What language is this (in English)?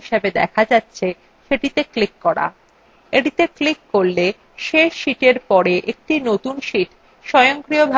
Bangla